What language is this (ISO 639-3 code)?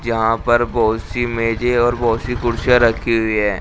hin